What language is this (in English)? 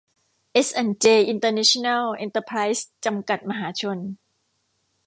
Thai